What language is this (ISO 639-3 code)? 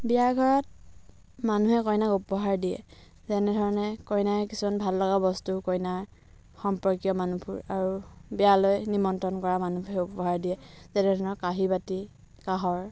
asm